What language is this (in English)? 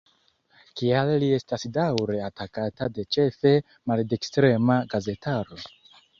Esperanto